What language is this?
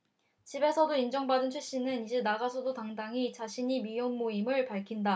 Korean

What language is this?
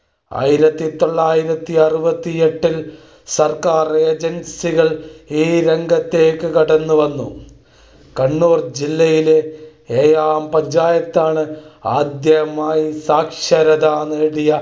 Malayalam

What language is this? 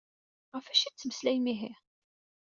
Kabyle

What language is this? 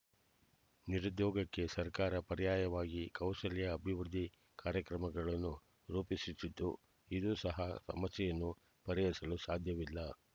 Kannada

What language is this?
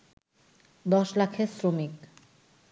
Bangla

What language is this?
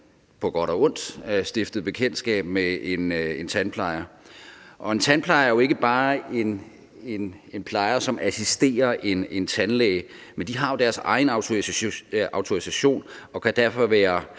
Danish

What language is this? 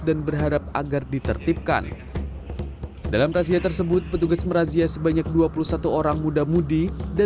Indonesian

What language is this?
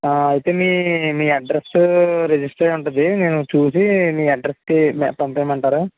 Telugu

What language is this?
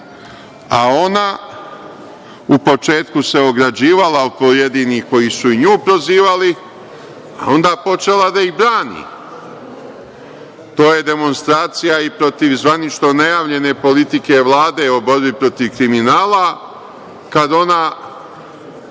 Serbian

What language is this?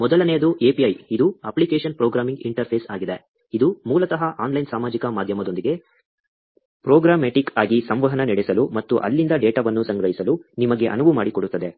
Kannada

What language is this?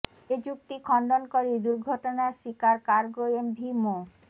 Bangla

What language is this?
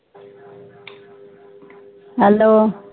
Punjabi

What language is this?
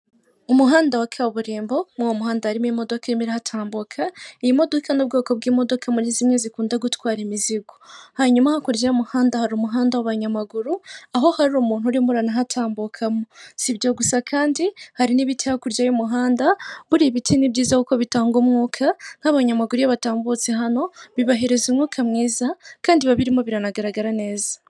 Kinyarwanda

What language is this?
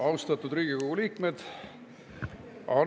Estonian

